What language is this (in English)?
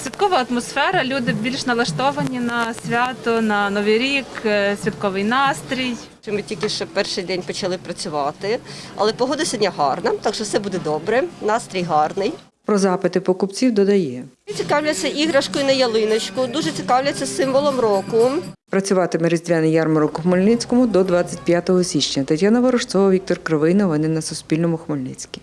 Ukrainian